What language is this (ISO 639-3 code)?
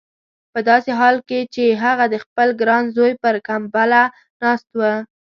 pus